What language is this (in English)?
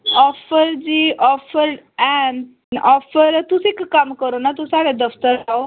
Dogri